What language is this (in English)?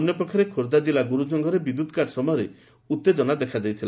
Odia